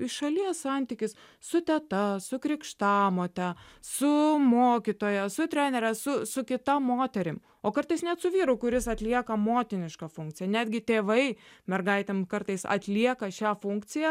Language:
Lithuanian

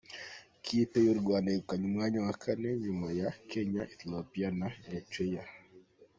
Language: Kinyarwanda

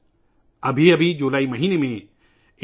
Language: Urdu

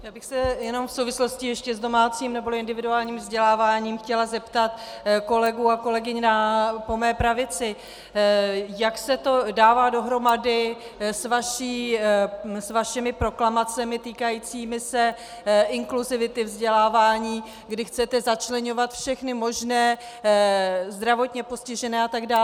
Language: Czech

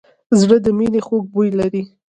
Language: Pashto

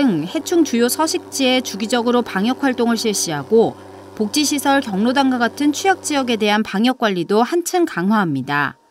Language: Korean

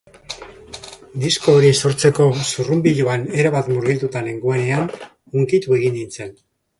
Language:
Basque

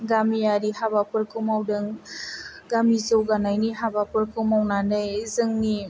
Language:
Bodo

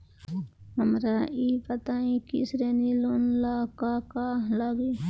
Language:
Bhojpuri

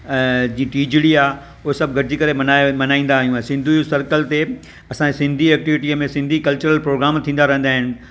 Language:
Sindhi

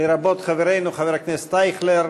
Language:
Hebrew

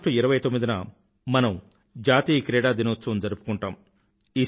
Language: Telugu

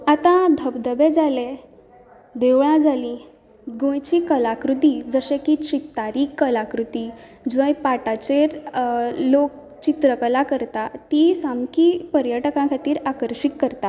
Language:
Konkani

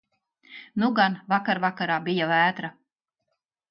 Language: Latvian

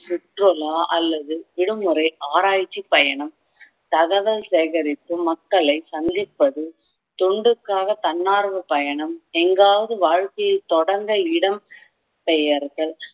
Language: Tamil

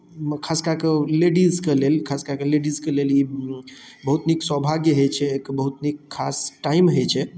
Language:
Maithili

